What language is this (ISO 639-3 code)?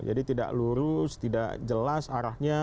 ind